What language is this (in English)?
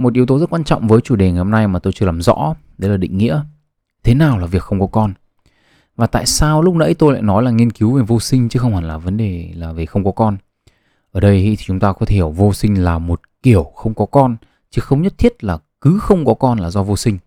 Vietnamese